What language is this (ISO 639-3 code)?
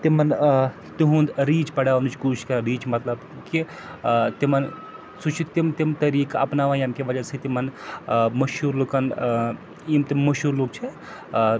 kas